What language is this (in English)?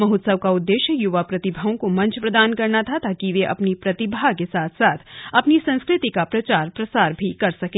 Hindi